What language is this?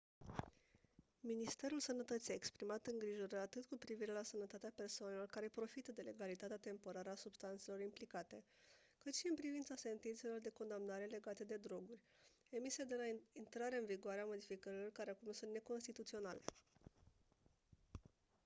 Romanian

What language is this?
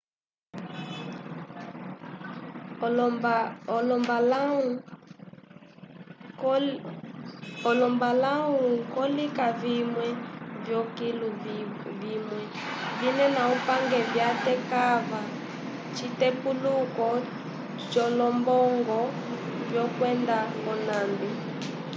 Umbundu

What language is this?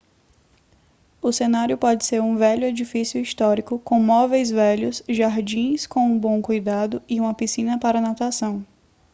Portuguese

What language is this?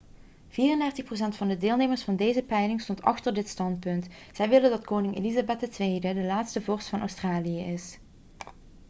Dutch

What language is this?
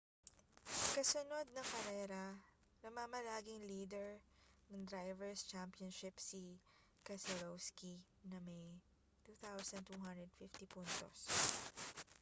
Filipino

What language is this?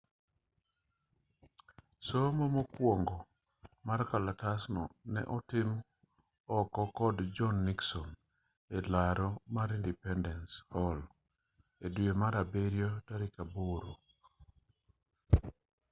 Luo (Kenya and Tanzania)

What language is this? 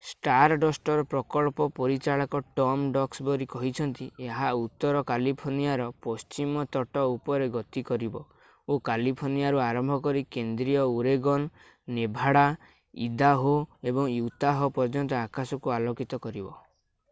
Odia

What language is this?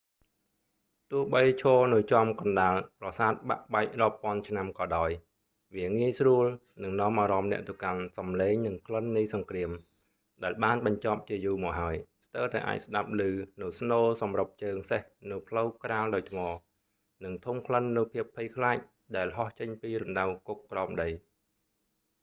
Khmer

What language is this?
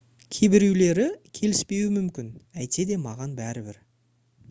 Kazakh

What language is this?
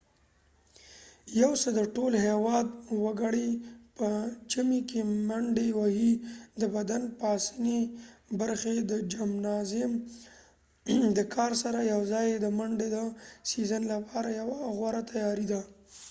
Pashto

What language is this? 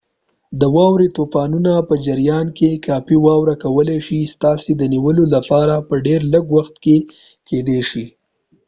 Pashto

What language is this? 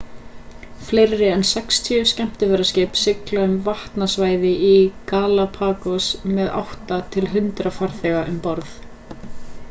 Icelandic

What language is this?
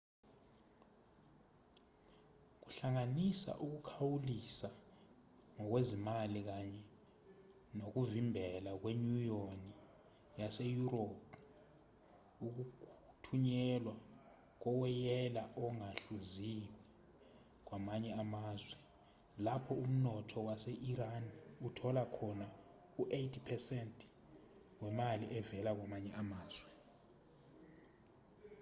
Zulu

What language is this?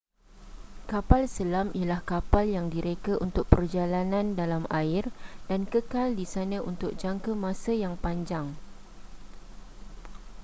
Malay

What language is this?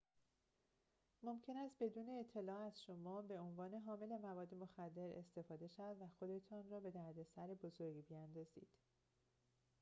Persian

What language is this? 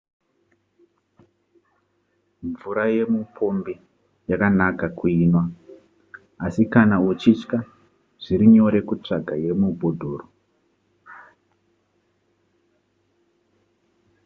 Shona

